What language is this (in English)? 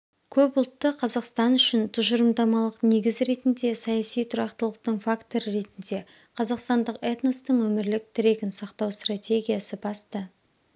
Kazakh